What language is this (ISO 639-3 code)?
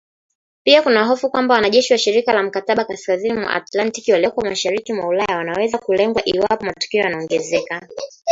swa